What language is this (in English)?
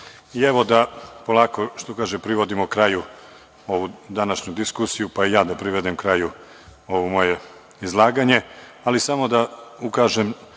Serbian